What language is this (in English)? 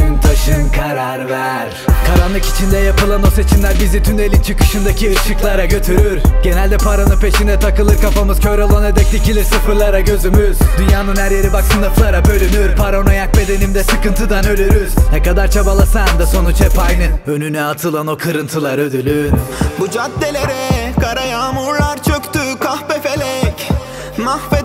Turkish